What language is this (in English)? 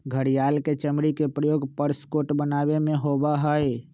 Magahi